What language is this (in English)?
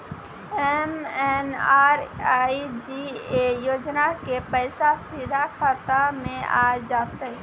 Maithili